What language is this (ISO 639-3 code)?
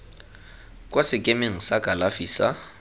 tsn